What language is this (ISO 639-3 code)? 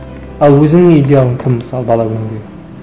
kaz